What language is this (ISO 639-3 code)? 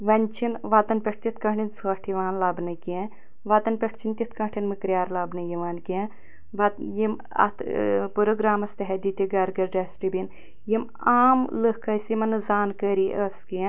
kas